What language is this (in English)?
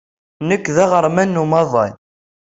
Kabyle